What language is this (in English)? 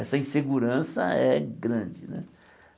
Portuguese